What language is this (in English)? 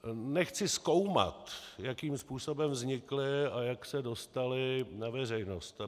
Czech